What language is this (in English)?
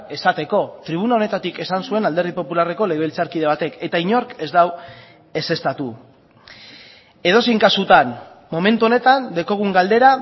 Basque